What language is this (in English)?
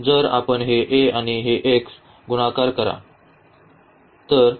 Marathi